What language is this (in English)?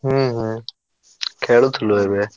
Odia